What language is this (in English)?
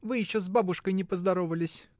Russian